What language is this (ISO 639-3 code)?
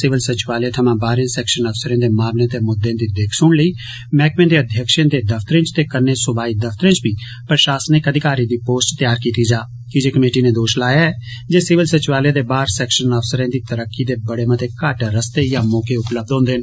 doi